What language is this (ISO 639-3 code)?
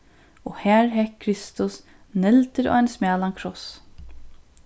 fao